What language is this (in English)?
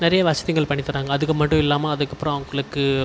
Tamil